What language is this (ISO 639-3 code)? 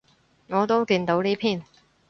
yue